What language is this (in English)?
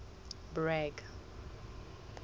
Southern Sotho